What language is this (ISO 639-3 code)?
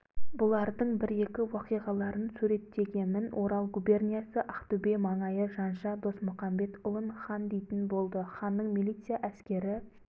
kaz